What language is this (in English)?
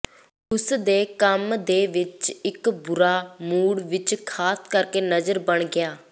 Punjabi